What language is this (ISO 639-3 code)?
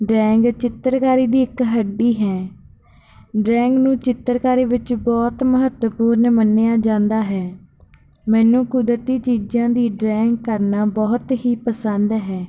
pan